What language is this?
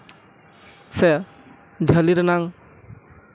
Santali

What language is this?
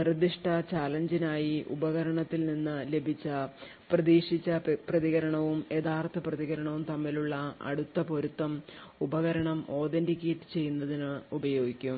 Malayalam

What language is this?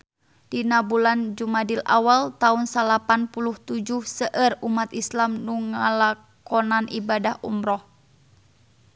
Sundanese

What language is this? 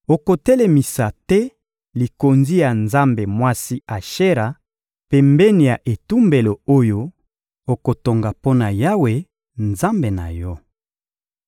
Lingala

